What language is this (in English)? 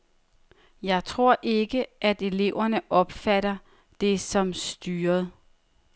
Danish